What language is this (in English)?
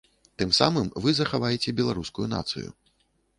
Belarusian